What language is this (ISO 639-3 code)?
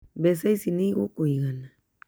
kik